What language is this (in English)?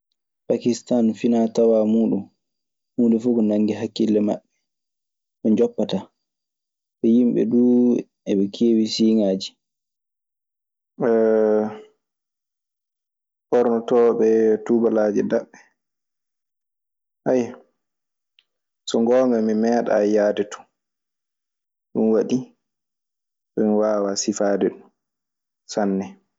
Maasina Fulfulde